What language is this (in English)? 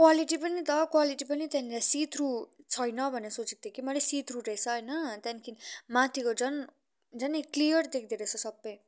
Nepali